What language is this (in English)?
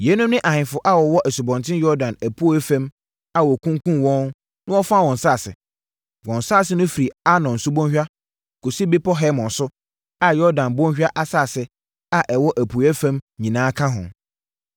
Akan